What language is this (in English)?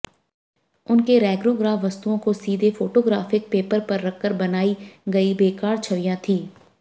Hindi